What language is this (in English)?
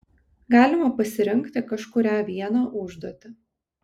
Lithuanian